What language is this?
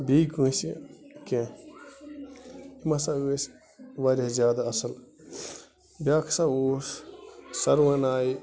Kashmiri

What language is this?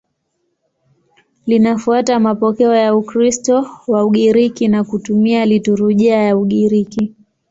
Swahili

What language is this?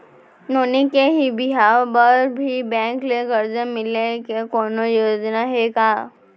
Chhattisgarhi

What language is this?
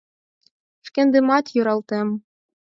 Mari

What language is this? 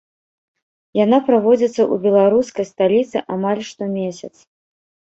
Belarusian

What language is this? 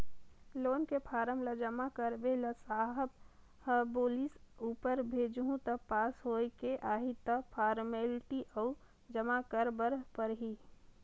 Chhattisgarhi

